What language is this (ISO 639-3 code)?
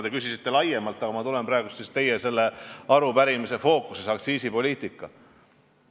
est